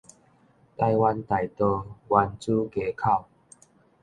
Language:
Min Nan Chinese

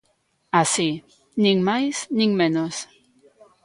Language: Galician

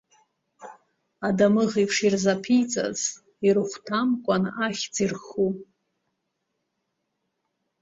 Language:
Abkhazian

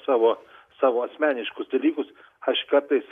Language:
Lithuanian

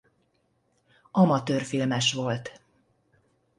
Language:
Hungarian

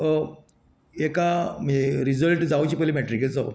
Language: Konkani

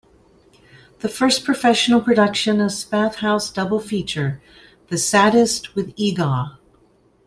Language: English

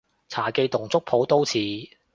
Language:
Cantonese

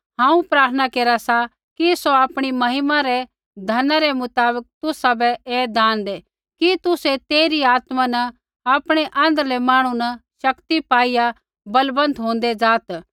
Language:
Kullu Pahari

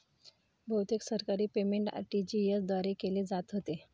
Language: Marathi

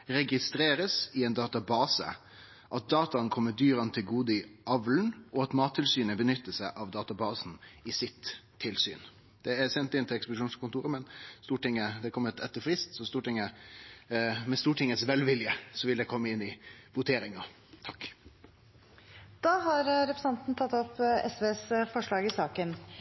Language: Norwegian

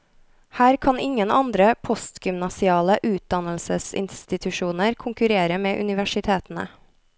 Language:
Norwegian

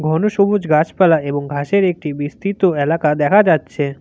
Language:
Bangla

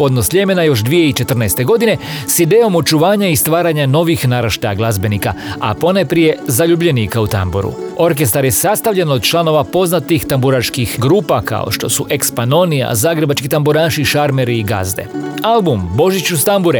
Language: Croatian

